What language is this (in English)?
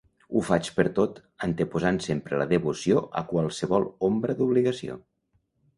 Catalan